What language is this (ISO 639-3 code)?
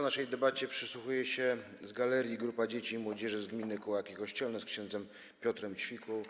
pol